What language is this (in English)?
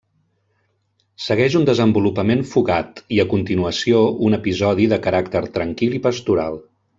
Catalan